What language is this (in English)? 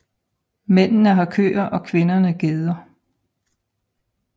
Danish